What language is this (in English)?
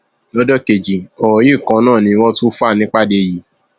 Yoruba